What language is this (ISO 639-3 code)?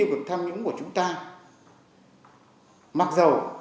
vie